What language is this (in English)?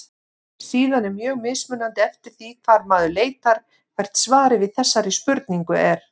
Icelandic